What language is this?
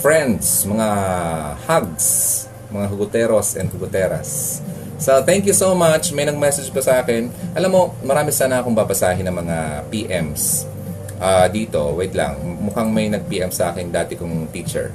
Filipino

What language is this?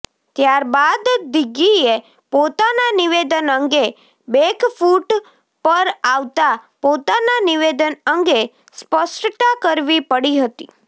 Gujarati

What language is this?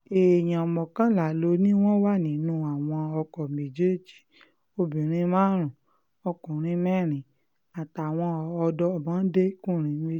Yoruba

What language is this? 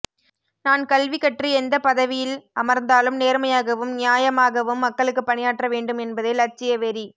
Tamil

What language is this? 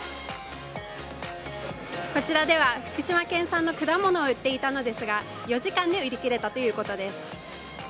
Japanese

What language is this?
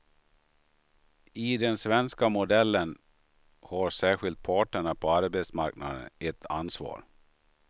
Swedish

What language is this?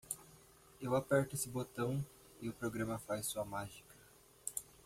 Portuguese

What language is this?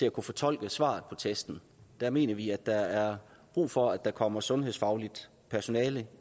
Danish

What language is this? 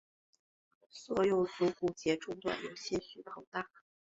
Chinese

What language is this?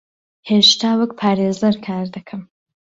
Central Kurdish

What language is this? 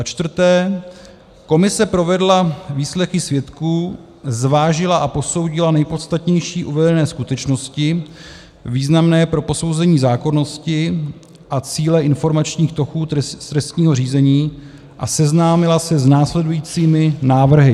Czech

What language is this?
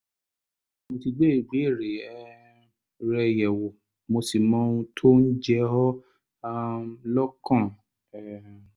Yoruba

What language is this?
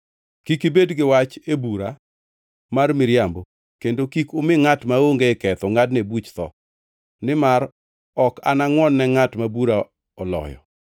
Luo (Kenya and Tanzania)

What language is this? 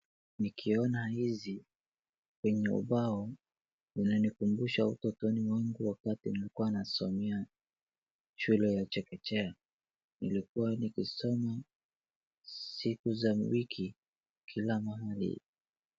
Swahili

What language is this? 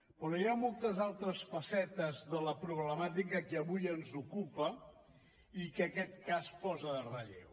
Catalan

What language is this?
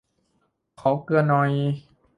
Thai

